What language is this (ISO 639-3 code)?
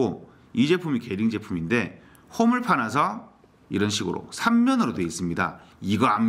kor